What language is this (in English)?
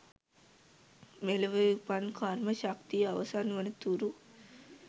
Sinhala